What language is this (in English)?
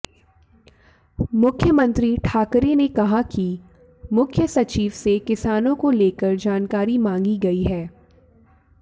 Hindi